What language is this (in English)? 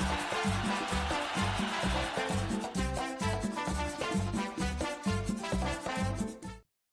Korean